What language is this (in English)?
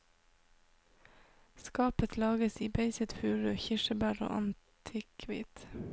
Norwegian